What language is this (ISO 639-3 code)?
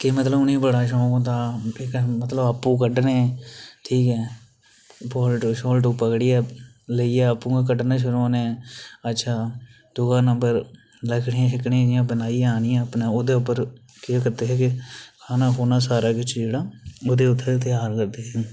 doi